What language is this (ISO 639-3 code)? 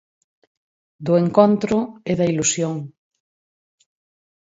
glg